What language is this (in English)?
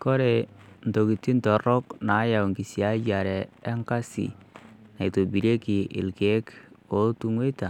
Masai